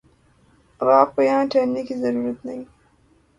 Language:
Urdu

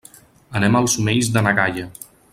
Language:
Catalan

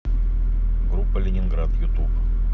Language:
Russian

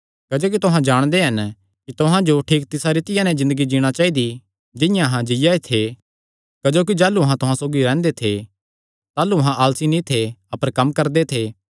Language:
Kangri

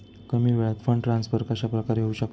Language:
Marathi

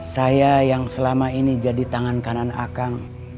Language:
Indonesian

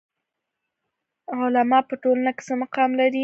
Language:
Pashto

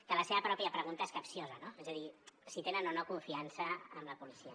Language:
Catalan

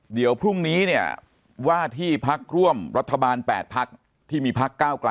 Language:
Thai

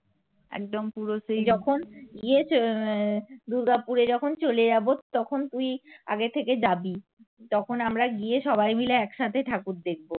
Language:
Bangla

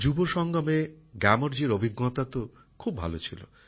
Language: Bangla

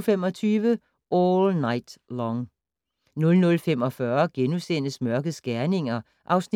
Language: Danish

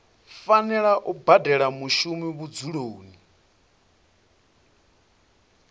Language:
Venda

